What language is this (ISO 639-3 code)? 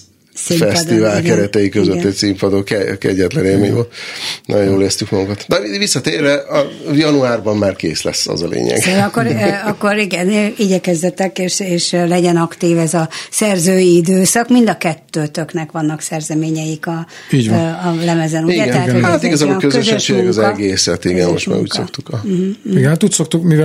hun